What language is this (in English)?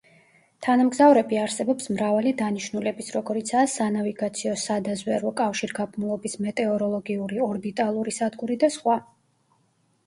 Georgian